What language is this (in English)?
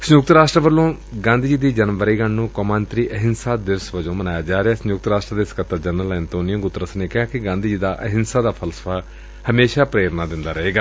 Punjabi